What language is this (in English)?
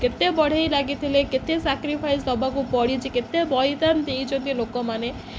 Odia